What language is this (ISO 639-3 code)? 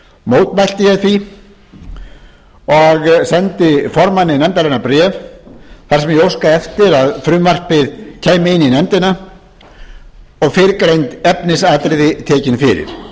isl